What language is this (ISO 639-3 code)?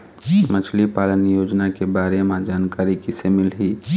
hne